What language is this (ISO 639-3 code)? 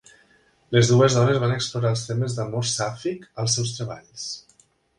cat